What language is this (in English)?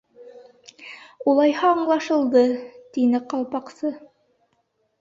Bashkir